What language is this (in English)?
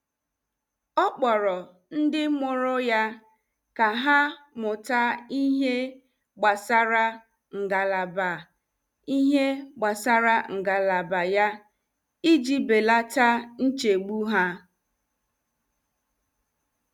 Igbo